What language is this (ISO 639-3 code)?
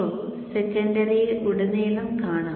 mal